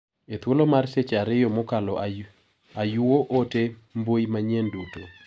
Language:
Luo (Kenya and Tanzania)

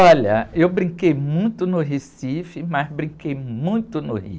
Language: Portuguese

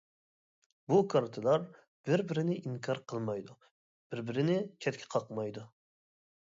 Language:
Uyghur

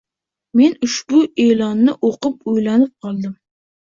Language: Uzbek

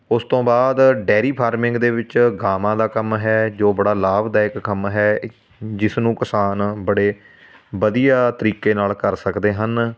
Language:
Punjabi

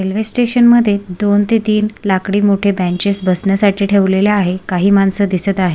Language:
Marathi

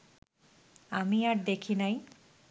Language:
Bangla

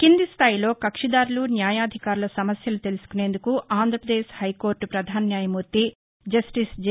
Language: Telugu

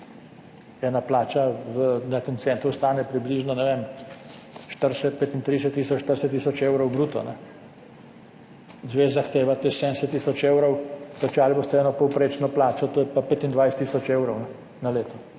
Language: Slovenian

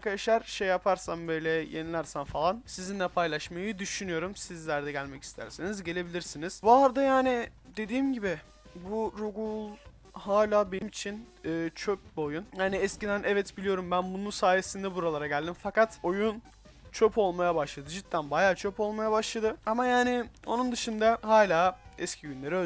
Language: Turkish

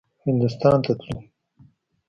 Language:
Pashto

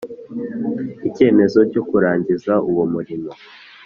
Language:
Kinyarwanda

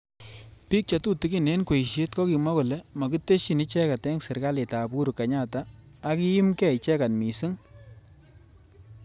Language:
Kalenjin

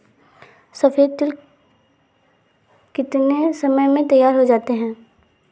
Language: Hindi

